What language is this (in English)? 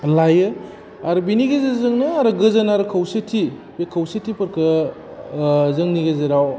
Bodo